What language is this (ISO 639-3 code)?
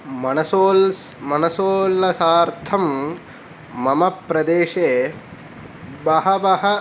san